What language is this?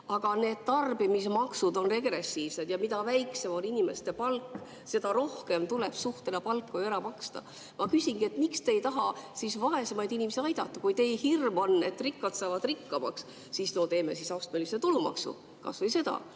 Estonian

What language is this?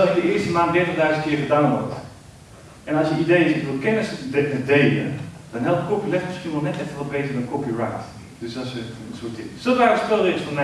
Dutch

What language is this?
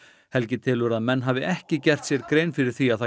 Icelandic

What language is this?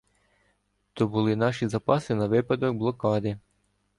Ukrainian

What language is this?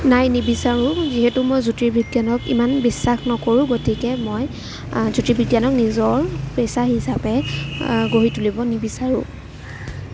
Assamese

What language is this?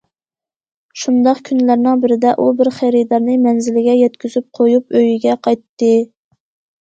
Uyghur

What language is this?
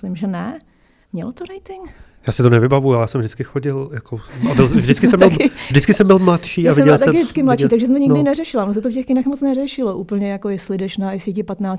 Czech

